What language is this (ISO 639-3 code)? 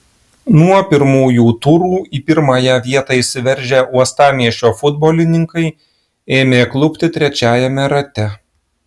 lit